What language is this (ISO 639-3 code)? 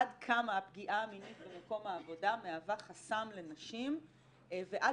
heb